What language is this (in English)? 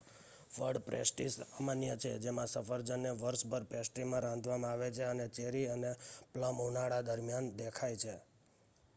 Gujarati